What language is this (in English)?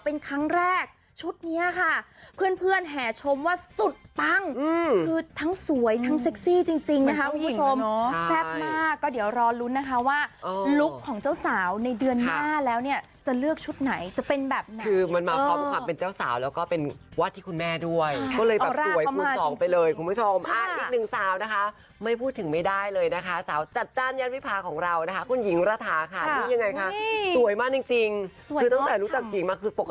Thai